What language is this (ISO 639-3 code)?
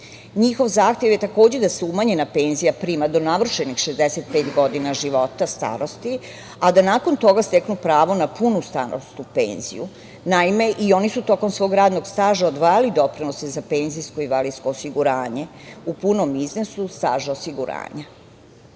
srp